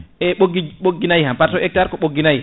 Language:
Fula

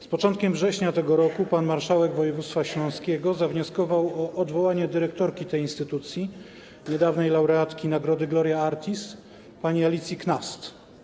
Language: Polish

